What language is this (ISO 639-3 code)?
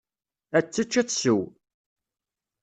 kab